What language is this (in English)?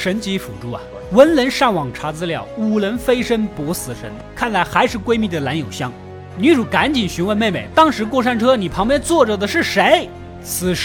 Chinese